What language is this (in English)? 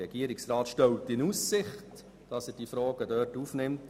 Swiss German